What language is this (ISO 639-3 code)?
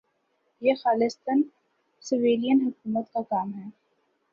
urd